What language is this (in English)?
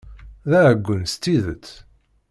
Kabyle